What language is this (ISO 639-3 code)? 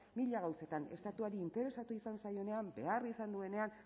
eus